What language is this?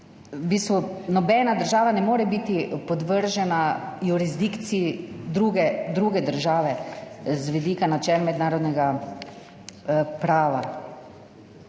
Slovenian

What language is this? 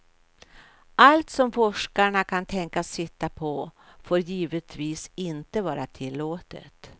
Swedish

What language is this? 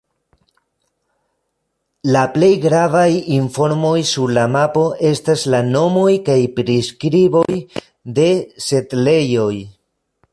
Esperanto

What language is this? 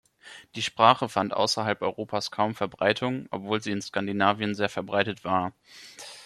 German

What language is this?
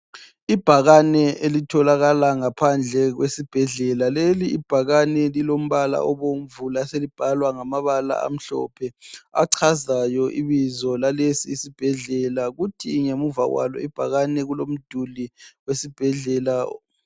North Ndebele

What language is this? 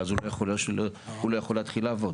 Hebrew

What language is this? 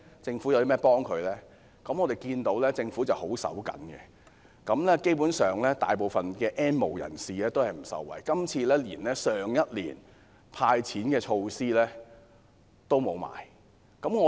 Cantonese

